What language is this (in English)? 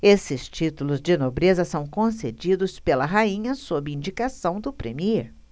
Portuguese